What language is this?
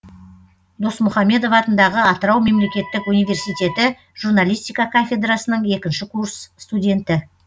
Kazakh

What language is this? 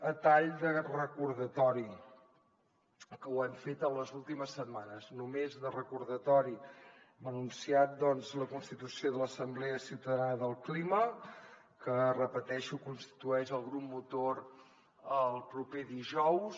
Catalan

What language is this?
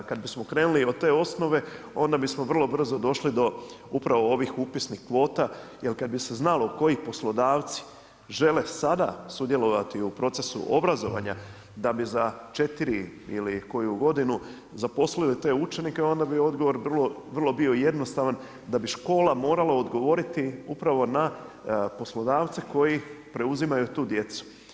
Croatian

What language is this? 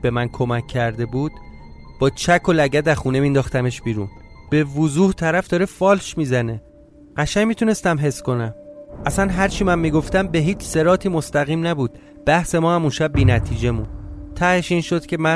Persian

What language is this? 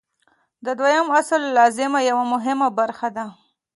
Pashto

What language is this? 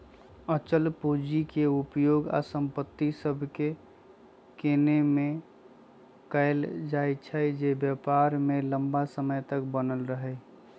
Magahi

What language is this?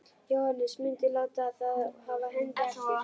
Icelandic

